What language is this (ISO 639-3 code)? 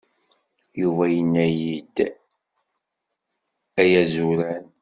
kab